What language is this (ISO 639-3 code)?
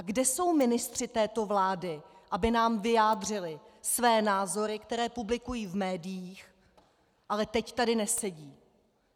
ces